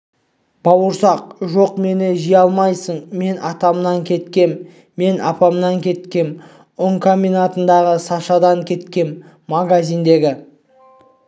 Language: Kazakh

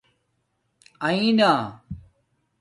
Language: Domaaki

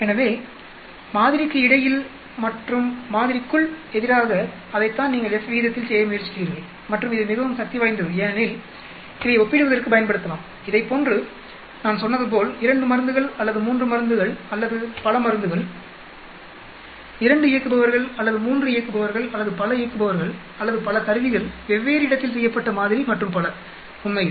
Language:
Tamil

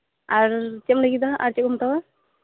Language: Santali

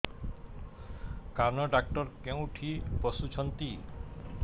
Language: Odia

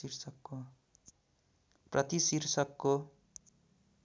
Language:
Nepali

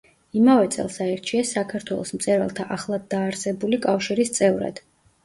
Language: Georgian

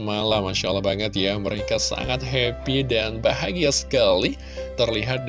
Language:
Indonesian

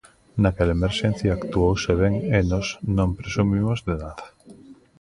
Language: Galician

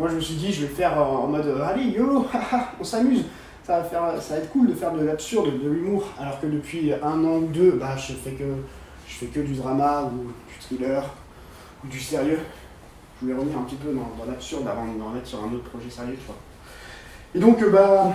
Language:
French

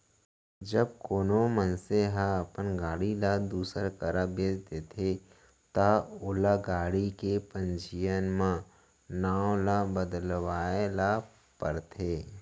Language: Chhattisgarhi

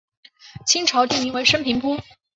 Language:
Chinese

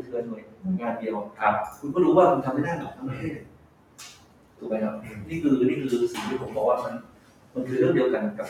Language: Thai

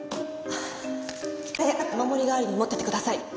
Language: Japanese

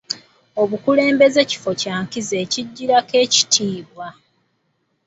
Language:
Ganda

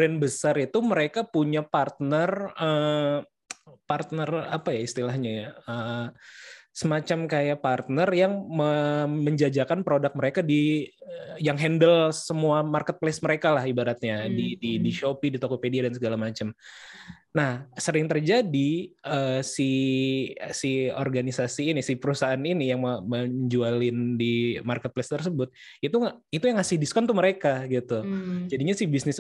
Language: Indonesian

